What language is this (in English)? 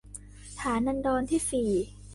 Thai